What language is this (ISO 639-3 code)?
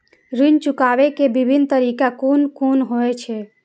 mai